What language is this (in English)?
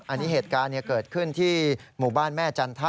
Thai